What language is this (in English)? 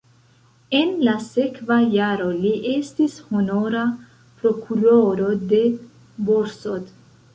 Esperanto